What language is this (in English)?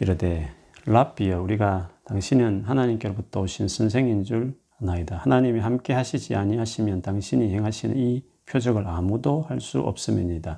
Korean